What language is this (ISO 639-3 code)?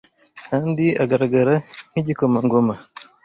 kin